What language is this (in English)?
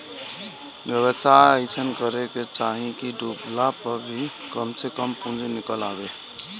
Bhojpuri